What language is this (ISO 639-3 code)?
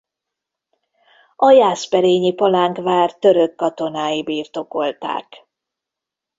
hun